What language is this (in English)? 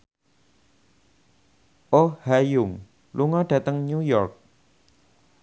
Javanese